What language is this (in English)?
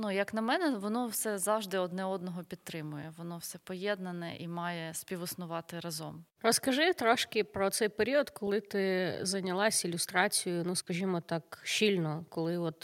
Ukrainian